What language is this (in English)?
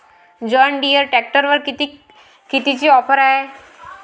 Marathi